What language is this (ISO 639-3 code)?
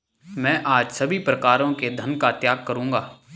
hin